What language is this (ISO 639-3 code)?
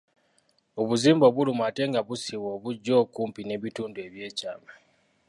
lug